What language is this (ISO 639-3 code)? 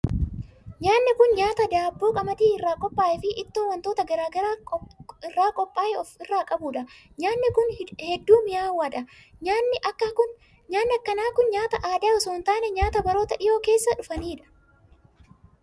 orm